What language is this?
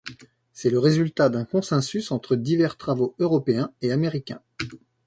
French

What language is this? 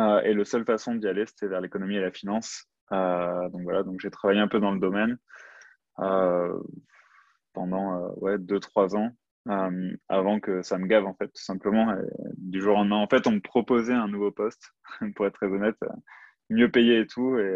French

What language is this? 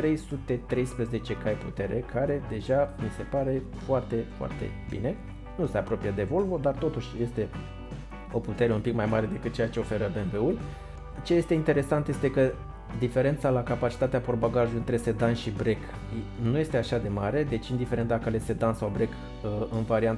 Romanian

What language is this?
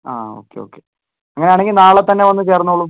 Malayalam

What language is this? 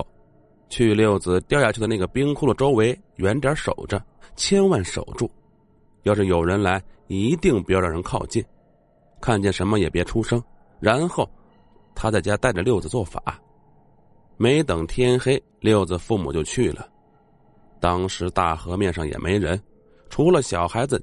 Chinese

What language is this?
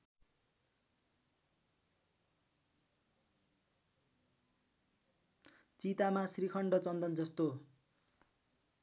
Nepali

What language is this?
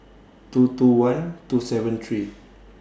English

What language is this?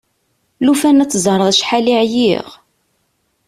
Kabyle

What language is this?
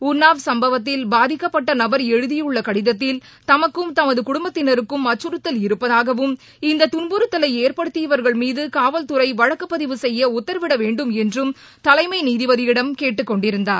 Tamil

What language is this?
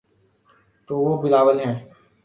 Urdu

